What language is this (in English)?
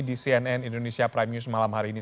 Indonesian